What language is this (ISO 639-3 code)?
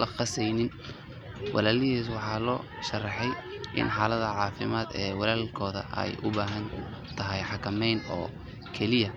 som